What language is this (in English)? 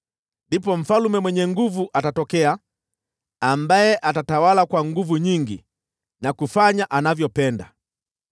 Swahili